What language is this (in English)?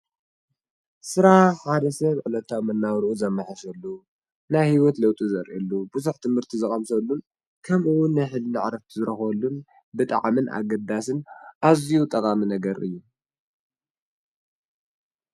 Tigrinya